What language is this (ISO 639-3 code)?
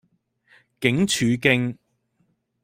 yue